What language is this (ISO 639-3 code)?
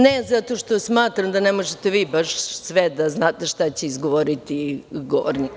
srp